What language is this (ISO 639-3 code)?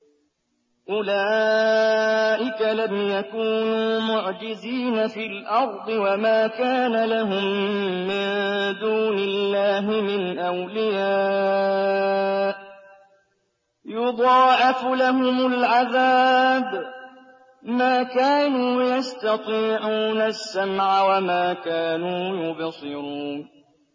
ara